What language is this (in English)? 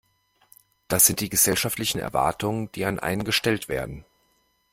German